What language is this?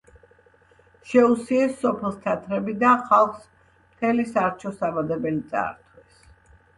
Georgian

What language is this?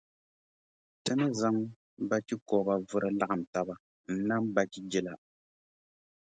Dagbani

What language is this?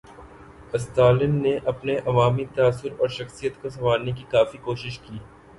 Urdu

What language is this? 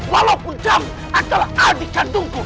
Indonesian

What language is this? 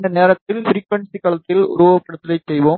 Tamil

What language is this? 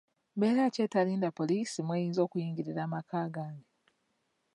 Ganda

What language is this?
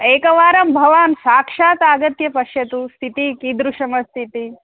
Sanskrit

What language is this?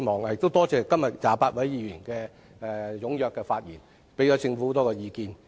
Cantonese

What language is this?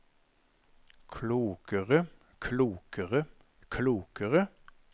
Norwegian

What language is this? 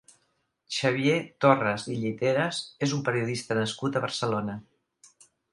Catalan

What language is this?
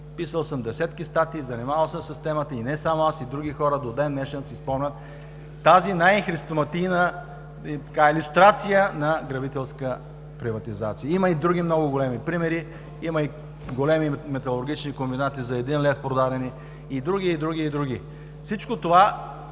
Bulgarian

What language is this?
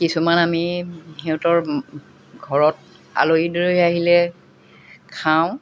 Assamese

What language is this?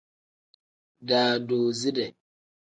Tem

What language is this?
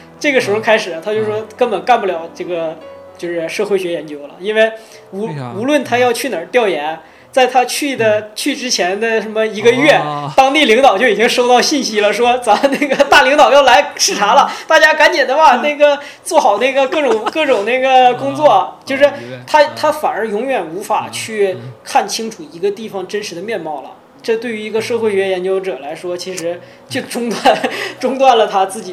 Chinese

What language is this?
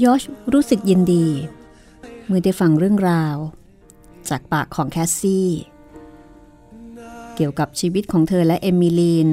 Thai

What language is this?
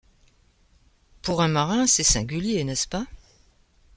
French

